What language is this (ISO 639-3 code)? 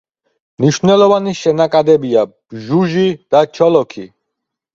kat